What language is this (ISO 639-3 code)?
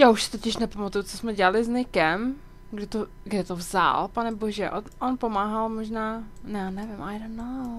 ces